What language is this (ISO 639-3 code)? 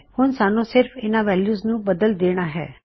pan